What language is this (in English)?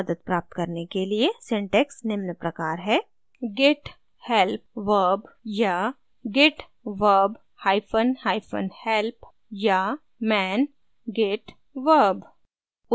Hindi